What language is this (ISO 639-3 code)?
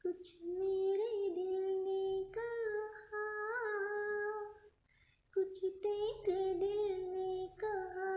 hin